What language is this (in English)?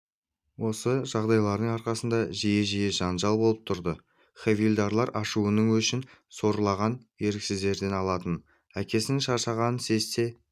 Kazakh